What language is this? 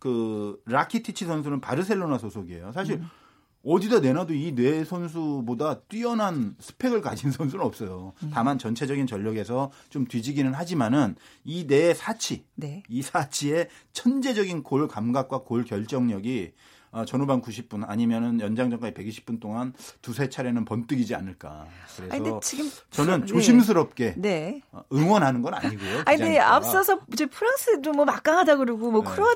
Korean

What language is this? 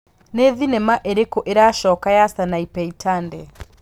Kikuyu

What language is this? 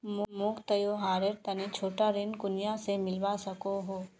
Magahi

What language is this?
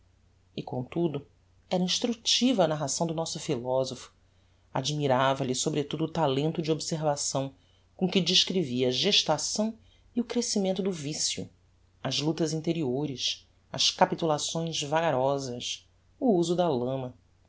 Portuguese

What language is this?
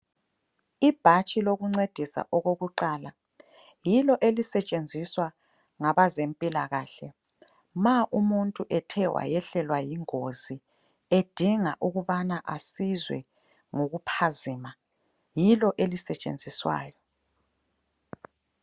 North Ndebele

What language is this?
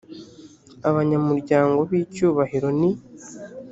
Kinyarwanda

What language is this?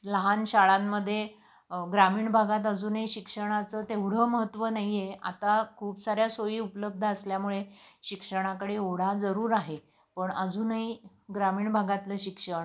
Marathi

